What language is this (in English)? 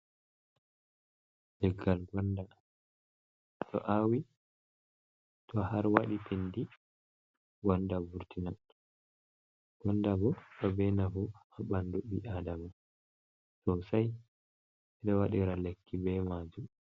Fula